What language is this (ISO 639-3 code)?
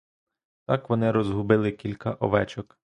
ukr